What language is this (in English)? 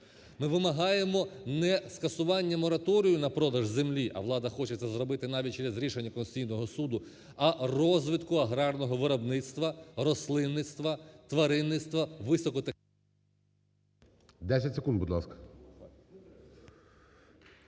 Ukrainian